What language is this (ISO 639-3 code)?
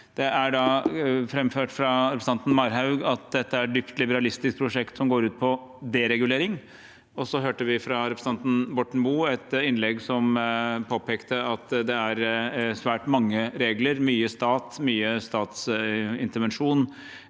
nor